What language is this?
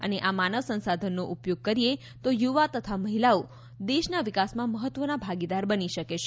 Gujarati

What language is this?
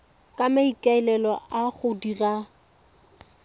Tswana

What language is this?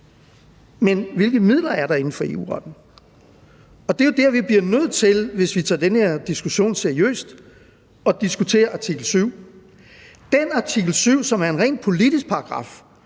Danish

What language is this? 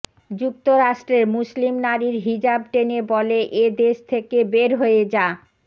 Bangla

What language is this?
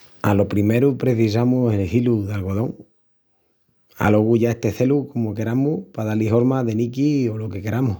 Extremaduran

